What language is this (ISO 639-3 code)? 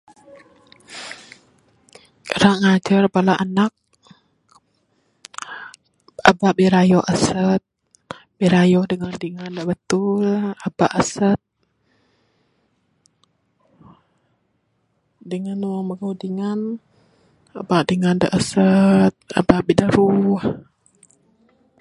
sdo